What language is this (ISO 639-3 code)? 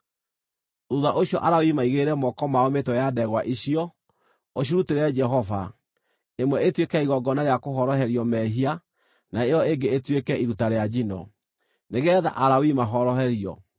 kik